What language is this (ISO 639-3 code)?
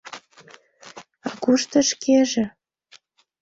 chm